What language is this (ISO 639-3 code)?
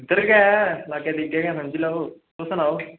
doi